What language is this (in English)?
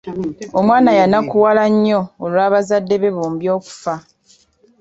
Ganda